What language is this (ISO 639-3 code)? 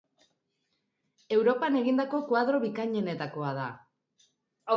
eus